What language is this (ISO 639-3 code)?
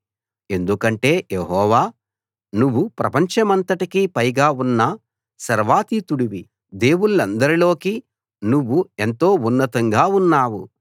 tel